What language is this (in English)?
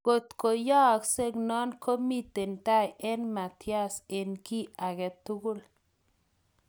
Kalenjin